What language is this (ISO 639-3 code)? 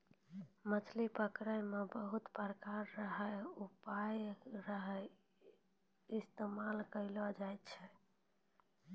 mai